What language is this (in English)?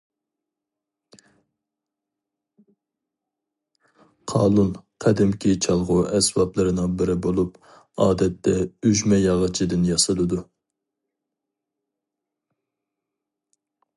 Uyghur